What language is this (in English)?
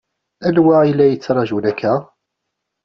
Kabyle